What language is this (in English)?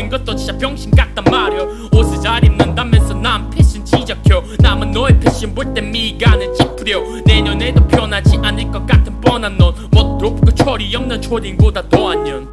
Korean